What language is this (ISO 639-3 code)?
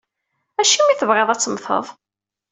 kab